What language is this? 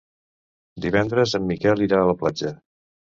Catalan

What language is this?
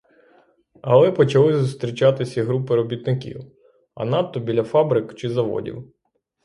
Ukrainian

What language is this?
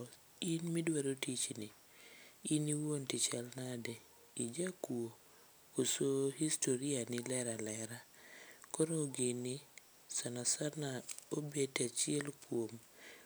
Luo (Kenya and Tanzania)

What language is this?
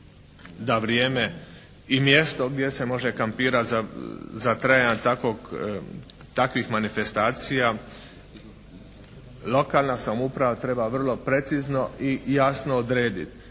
Croatian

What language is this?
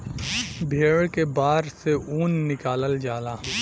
Bhojpuri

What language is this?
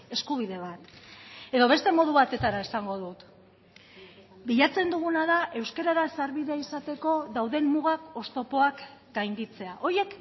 Basque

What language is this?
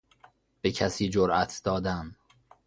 Persian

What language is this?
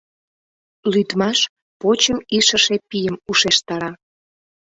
Mari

